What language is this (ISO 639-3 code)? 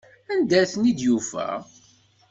kab